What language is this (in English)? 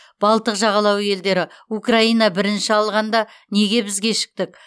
Kazakh